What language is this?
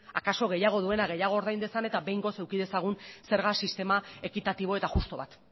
Basque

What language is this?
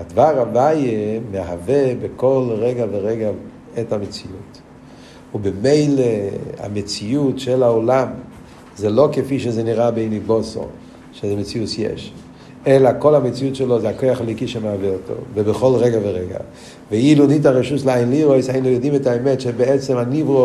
Hebrew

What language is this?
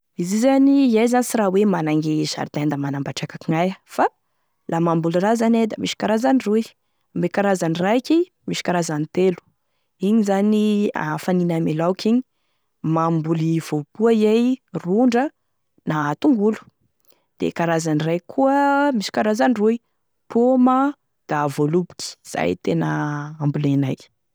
Tesaka Malagasy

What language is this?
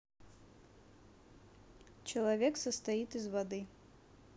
Russian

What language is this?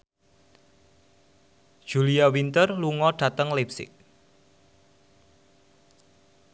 Javanese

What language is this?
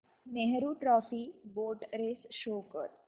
Marathi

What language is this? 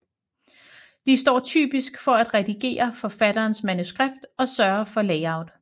Danish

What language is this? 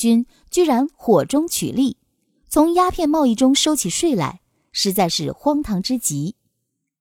Chinese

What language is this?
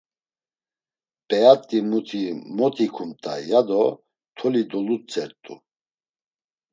Laz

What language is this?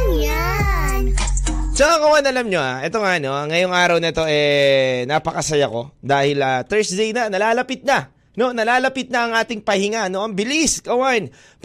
Filipino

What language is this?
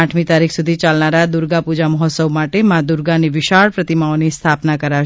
Gujarati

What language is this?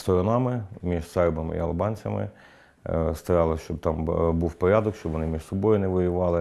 Ukrainian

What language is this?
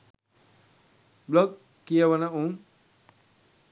Sinhala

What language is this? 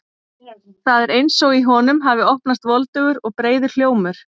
Icelandic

